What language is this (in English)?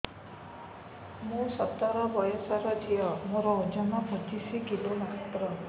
Odia